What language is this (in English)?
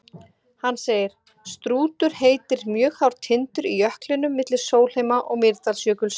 Icelandic